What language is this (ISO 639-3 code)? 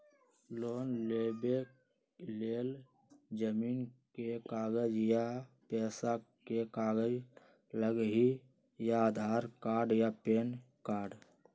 mag